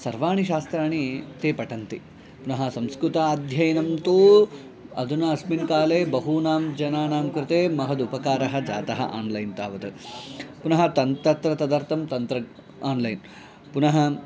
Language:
Sanskrit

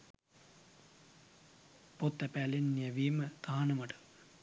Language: Sinhala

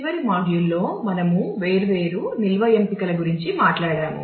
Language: Telugu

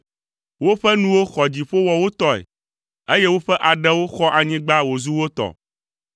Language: Ewe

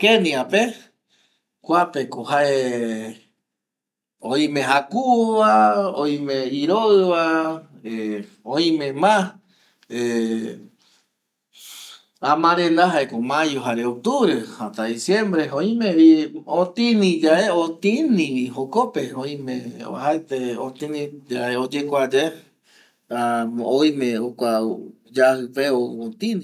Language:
Eastern Bolivian Guaraní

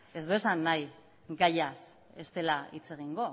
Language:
Basque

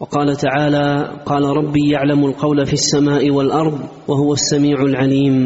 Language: Arabic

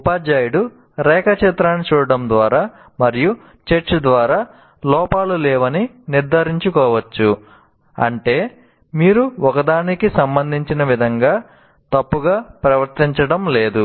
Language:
Telugu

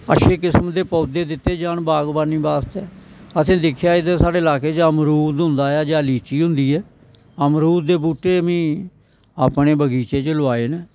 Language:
Dogri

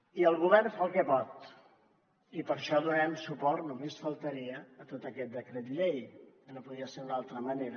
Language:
Catalan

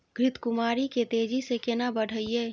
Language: Maithili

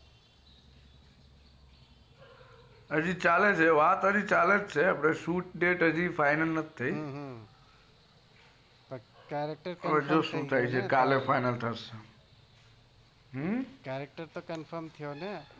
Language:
Gujarati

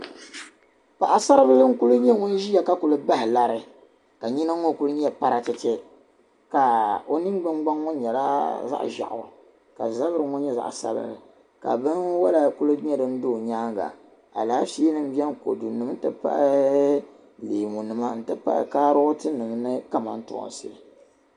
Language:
Dagbani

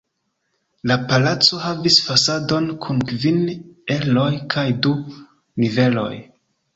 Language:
Esperanto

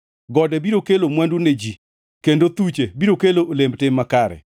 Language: Luo (Kenya and Tanzania)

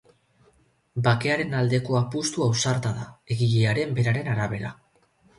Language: Basque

